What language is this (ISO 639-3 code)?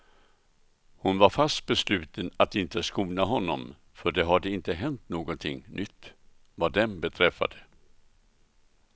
swe